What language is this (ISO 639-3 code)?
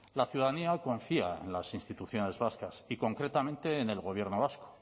spa